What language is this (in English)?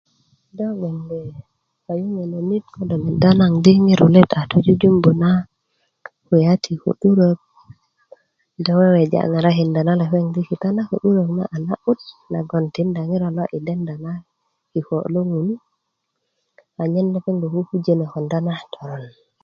Kuku